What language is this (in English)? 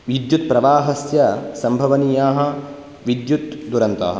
Sanskrit